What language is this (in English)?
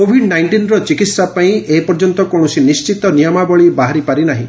Odia